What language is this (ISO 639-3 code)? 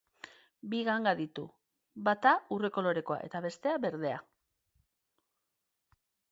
eus